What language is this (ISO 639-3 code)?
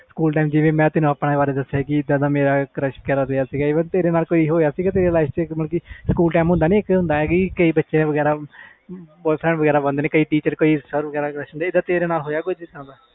pan